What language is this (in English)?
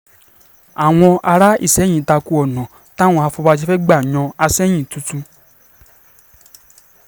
Yoruba